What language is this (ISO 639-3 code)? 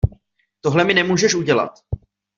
ces